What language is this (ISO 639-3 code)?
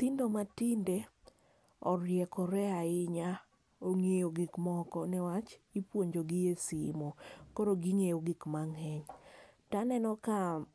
luo